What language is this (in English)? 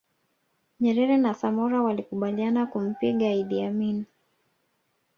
Swahili